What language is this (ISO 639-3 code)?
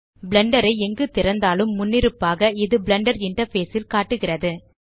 tam